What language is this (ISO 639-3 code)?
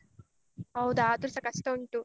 kan